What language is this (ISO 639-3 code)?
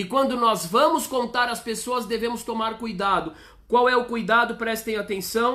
por